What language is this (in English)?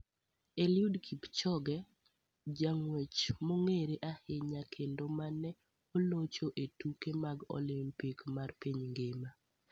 Luo (Kenya and Tanzania)